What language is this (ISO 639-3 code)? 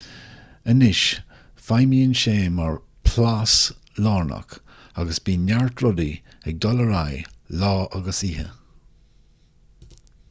gle